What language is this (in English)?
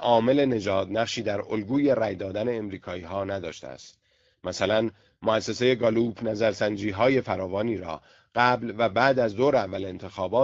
Persian